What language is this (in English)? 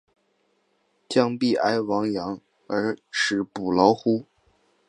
Chinese